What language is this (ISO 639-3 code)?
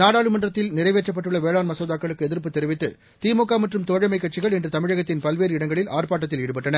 tam